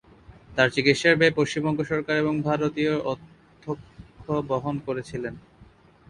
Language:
Bangla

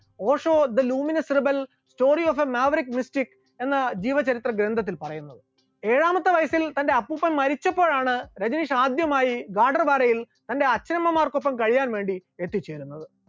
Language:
Malayalam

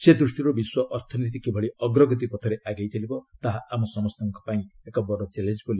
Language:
Odia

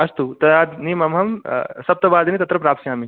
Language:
Sanskrit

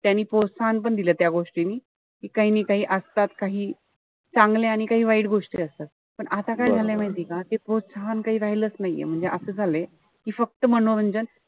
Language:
Marathi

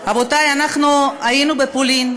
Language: Hebrew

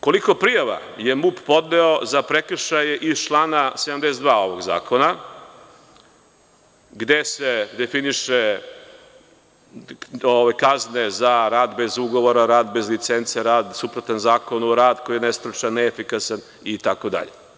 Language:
Serbian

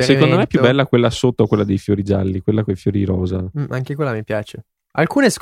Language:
Italian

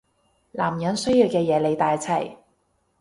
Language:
Cantonese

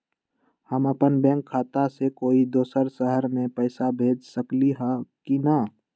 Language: Magahi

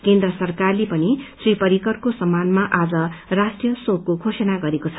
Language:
Nepali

